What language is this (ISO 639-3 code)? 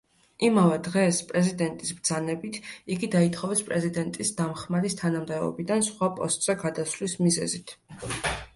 kat